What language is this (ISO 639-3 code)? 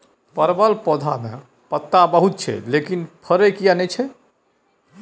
mai